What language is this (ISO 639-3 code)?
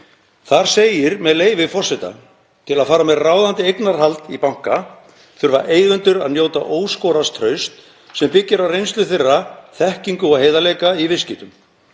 isl